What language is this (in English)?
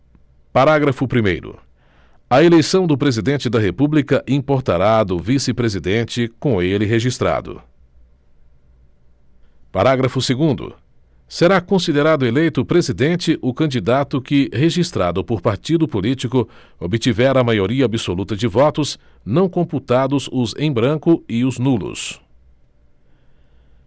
Portuguese